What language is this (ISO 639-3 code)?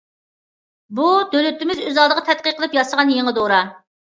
uig